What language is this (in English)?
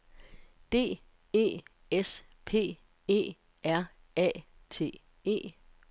Danish